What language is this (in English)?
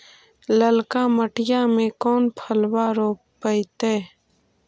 Magahi